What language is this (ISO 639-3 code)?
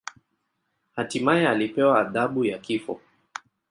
swa